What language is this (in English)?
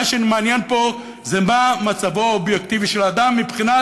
Hebrew